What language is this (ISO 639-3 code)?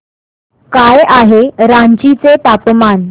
mar